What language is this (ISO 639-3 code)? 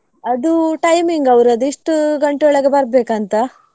kan